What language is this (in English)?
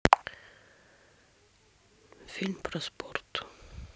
Russian